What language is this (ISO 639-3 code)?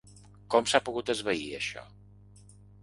cat